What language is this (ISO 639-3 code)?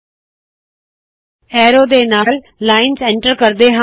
pan